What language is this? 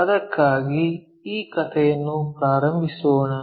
Kannada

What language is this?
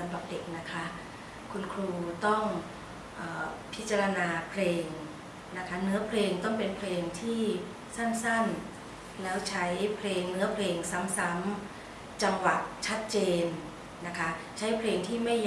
Thai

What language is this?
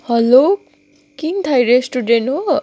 Nepali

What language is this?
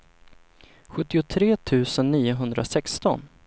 Swedish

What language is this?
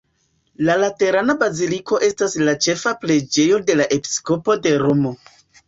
Esperanto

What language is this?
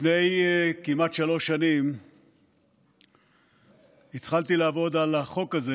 Hebrew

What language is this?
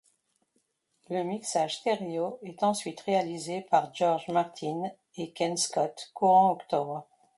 French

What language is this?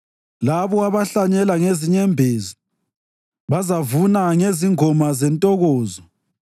North Ndebele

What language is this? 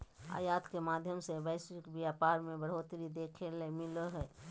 Magahi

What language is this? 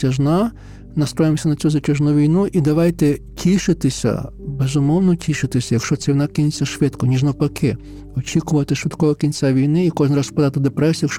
Ukrainian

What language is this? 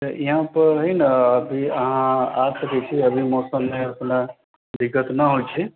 Maithili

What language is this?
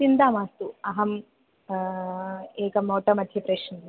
Sanskrit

